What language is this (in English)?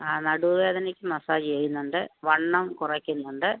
Malayalam